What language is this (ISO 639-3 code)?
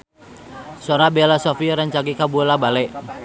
sun